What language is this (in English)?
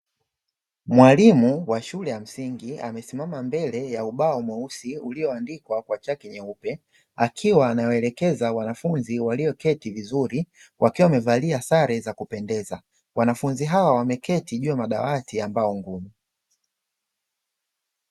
Swahili